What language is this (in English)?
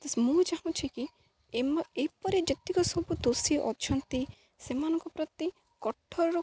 Odia